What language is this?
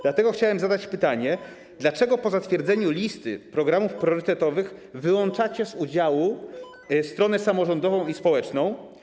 Polish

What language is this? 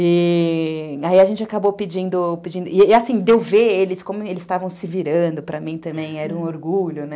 Portuguese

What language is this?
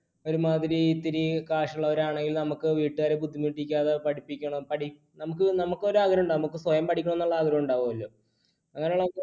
Malayalam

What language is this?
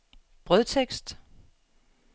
Danish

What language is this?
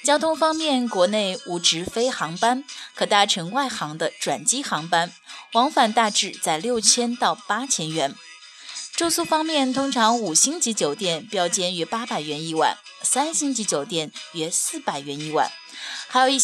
Chinese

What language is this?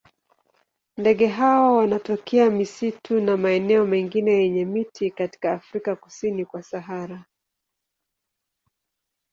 Swahili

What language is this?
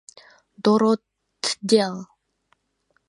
Mari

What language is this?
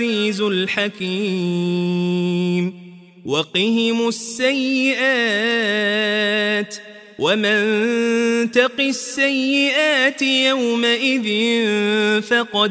Arabic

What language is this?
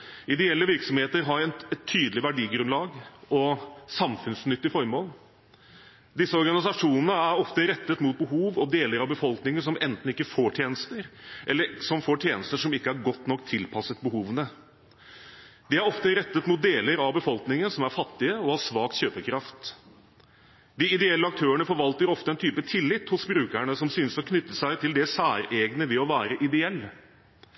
Norwegian Bokmål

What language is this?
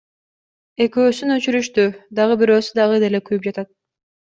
Kyrgyz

